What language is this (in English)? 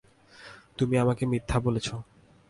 Bangla